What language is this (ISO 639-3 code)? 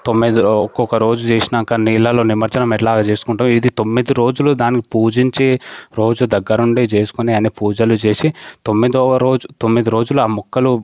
tel